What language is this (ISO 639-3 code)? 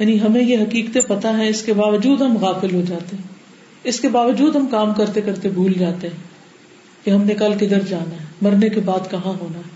urd